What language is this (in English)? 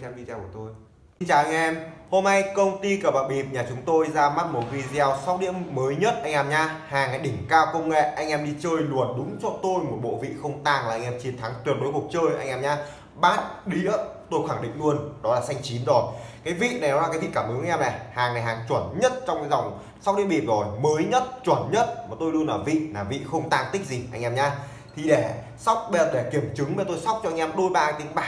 Vietnamese